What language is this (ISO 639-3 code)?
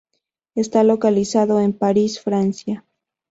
spa